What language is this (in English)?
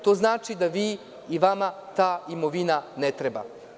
Serbian